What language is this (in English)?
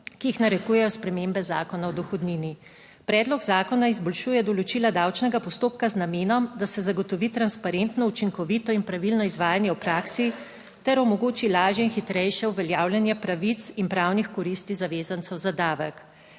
Slovenian